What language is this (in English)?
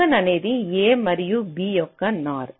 Telugu